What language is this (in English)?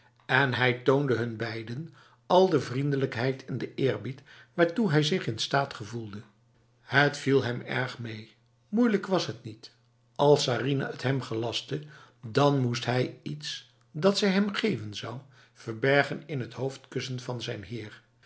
Dutch